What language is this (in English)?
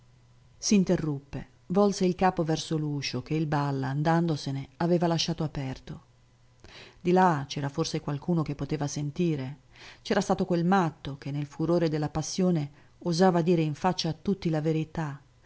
Italian